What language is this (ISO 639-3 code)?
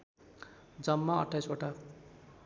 nep